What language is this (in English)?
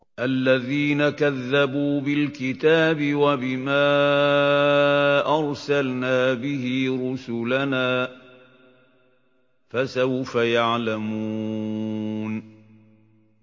Arabic